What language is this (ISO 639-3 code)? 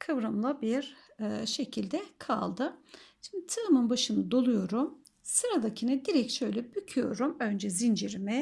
tur